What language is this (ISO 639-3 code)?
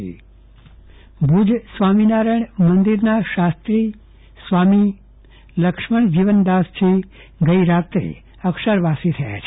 guj